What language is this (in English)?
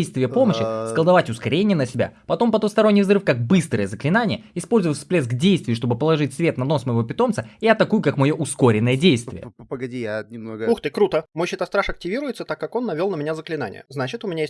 Russian